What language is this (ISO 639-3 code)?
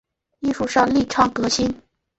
zho